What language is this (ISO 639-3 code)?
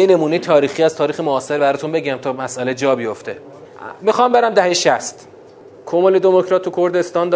fas